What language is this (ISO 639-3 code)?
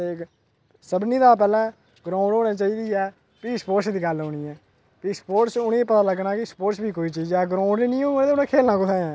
doi